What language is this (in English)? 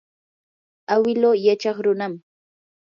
Yanahuanca Pasco Quechua